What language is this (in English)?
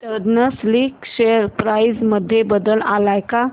Marathi